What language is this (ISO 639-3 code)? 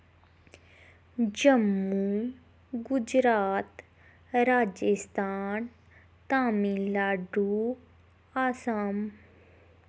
doi